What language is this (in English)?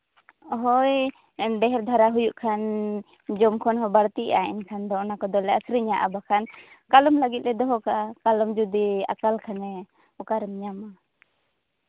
Santali